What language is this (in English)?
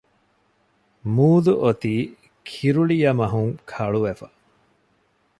Divehi